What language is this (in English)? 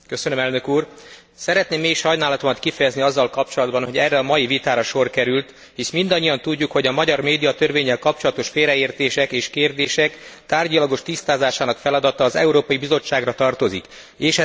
Hungarian